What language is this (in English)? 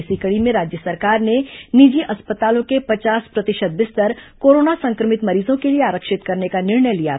Hindi